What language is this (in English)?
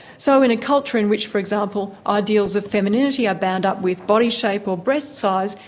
English